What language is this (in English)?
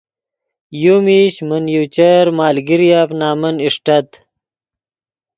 Yidgha